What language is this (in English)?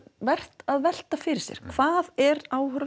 Icelandic